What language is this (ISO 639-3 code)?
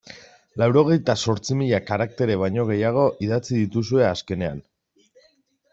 eus